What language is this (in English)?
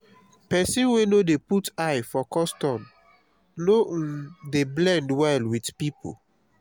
Nigerian Pidgin